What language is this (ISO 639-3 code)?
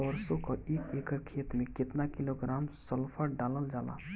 bho